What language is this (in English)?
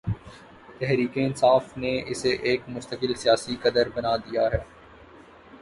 Urdu